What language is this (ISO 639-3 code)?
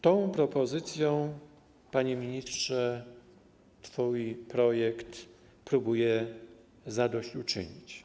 pol